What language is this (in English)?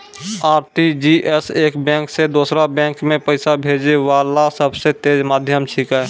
Maithili